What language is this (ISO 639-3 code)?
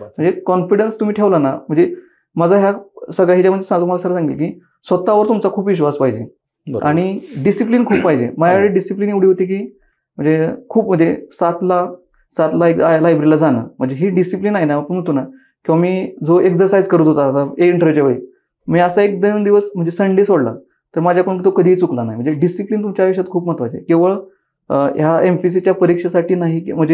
mar